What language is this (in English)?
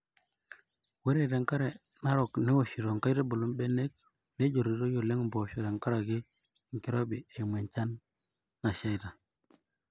Masai